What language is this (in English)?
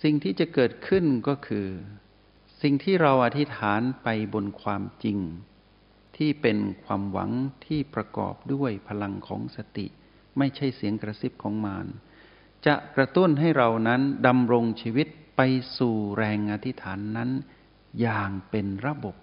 Thai